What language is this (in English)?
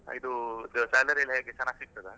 Kannada